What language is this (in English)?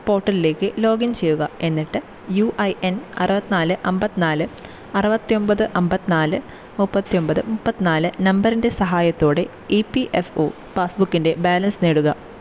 Malayalam